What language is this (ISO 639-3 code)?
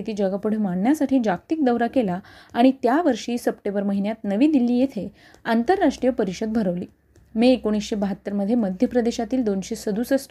mar